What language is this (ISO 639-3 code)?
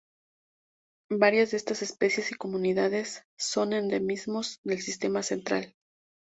spa